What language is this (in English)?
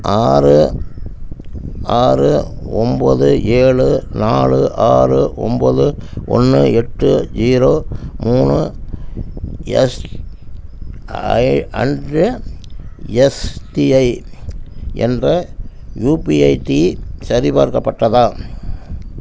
Tamil